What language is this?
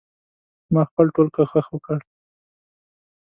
Pashto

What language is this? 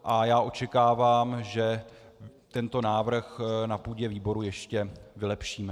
Czech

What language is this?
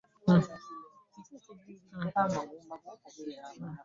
Ganda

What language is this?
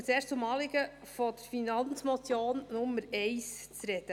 Swiss German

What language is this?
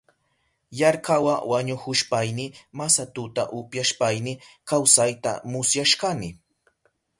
Southern Pastaza Quechua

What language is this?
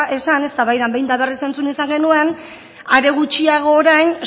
Basque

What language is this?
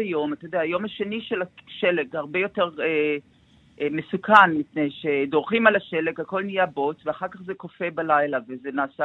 Hebrew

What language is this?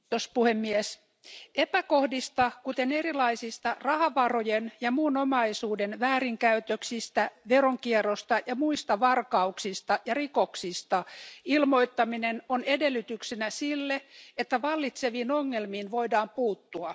Finnish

